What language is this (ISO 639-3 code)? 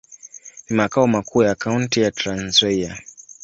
swa